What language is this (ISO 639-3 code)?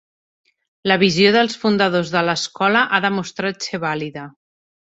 cat